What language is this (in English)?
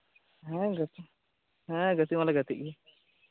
Santali